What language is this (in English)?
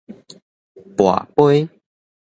Min Nan Chinese